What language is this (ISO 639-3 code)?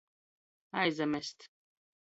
ltg